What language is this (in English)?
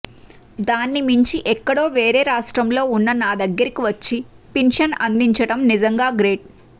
Telugu